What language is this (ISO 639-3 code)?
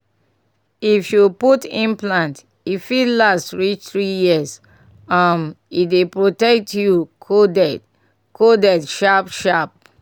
pcm